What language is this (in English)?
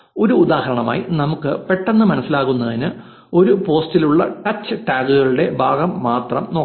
Malayalam